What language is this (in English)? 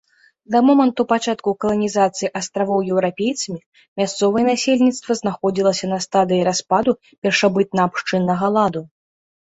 Belarusian